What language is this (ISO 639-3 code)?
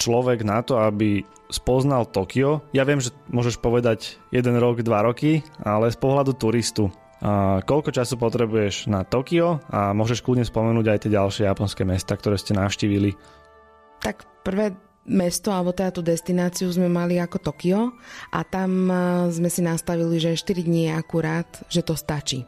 slk